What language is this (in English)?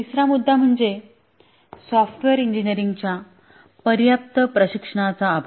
Marathi